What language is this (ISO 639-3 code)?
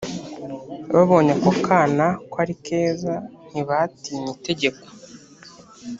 kin